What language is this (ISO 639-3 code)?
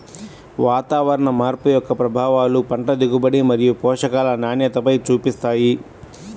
tel